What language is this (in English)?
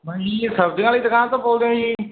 Punjabi